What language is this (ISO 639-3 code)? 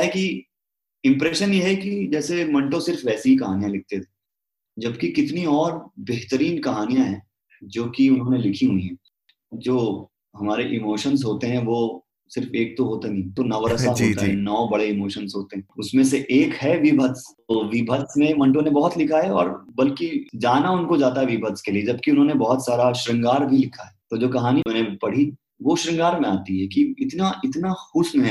hin